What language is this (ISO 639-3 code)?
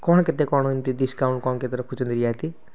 ori